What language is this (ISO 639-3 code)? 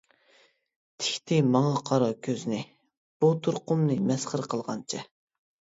uig